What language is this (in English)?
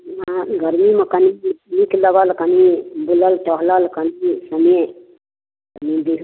Maithili